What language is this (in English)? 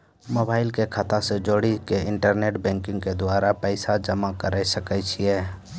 Maithili